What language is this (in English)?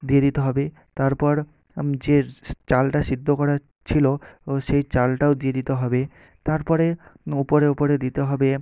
Bangla